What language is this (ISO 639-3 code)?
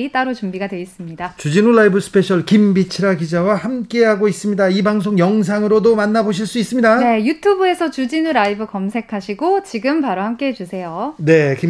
kor